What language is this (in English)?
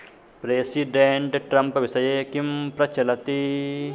Sanskrit